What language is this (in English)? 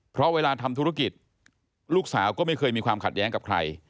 Thai